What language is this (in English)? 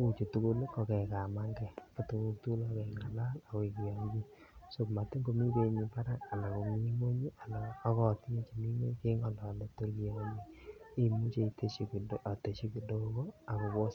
Kalenjin